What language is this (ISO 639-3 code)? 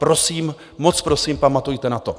ces